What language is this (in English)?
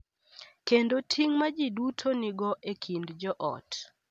Luo (Kenya and Tanzania)